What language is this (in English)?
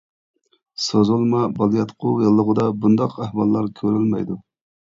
Uyghur